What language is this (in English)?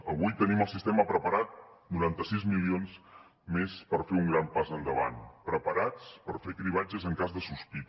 Catalan